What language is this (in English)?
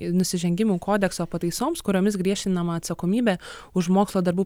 Lithuanian